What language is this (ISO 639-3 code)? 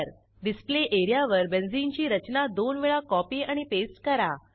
mar